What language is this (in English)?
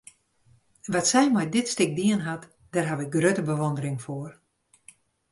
Western Frisian